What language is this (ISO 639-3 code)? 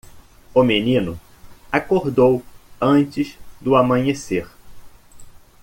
por